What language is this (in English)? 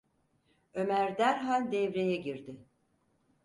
Turkish